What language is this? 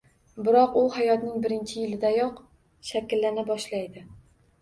Uzbek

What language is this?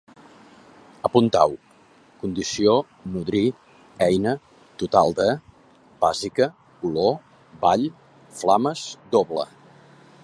Catalan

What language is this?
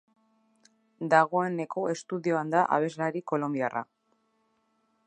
Basque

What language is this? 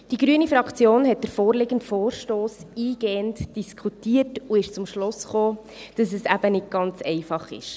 Swiss German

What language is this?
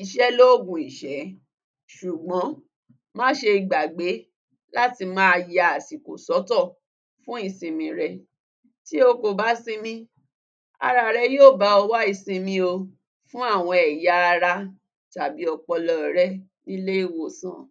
Yoruba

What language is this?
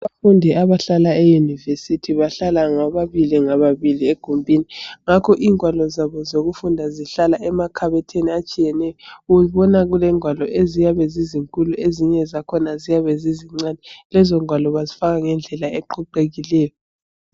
North Ndebele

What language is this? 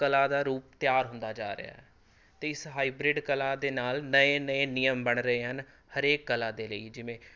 Punjabi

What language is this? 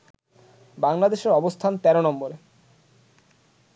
Bangla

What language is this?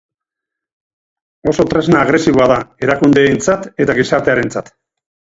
Basque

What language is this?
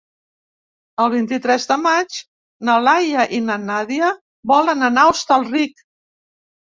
Catalan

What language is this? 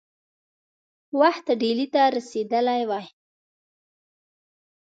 Pashto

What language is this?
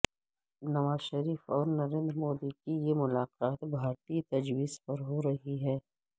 Urdu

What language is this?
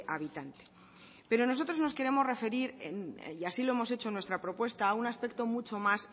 Spanish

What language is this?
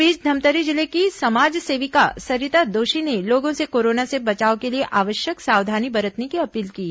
Hindi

